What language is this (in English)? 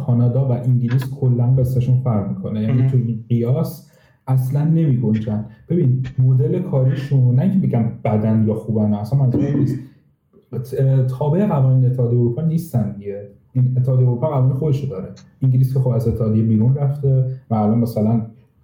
Persian